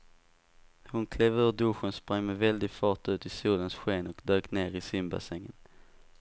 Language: Swedish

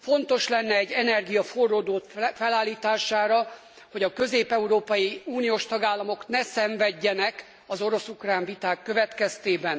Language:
Hungarian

